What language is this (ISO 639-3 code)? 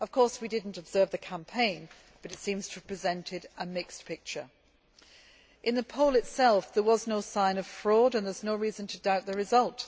eng